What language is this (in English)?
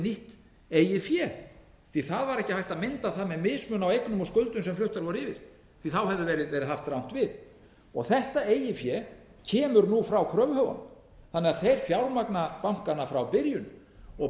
Icelandic